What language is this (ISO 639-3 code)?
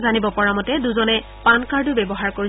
asm